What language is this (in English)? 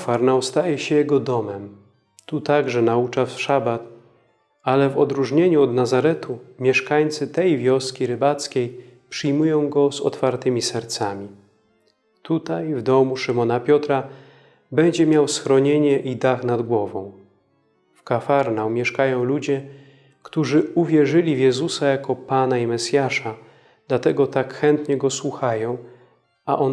Polish